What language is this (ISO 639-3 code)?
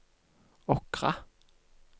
nor